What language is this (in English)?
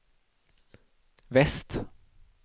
Swedish